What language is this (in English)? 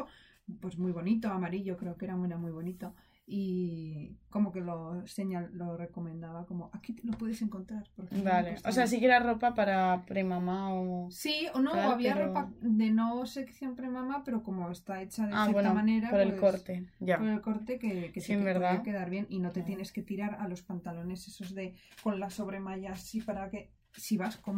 Spanish